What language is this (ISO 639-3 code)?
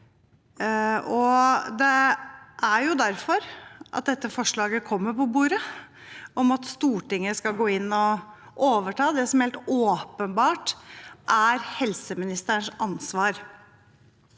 nor